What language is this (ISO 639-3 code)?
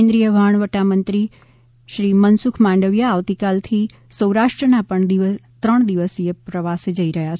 guj